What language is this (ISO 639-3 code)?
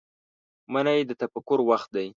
pus